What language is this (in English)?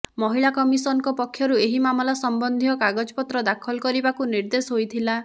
Odia